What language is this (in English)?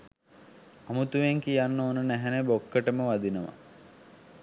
Sinhala